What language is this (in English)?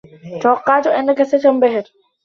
Arabic